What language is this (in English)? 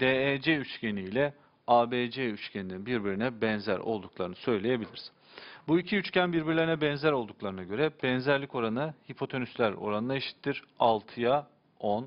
Turkish